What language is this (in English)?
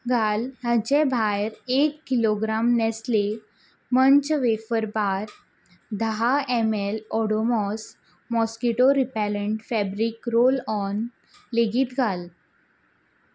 Konkani